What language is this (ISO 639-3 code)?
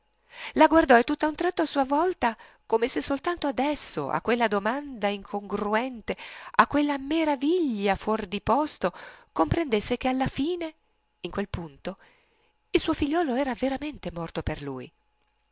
ita